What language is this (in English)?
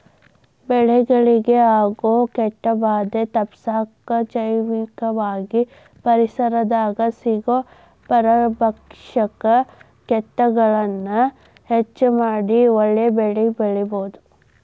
Kannada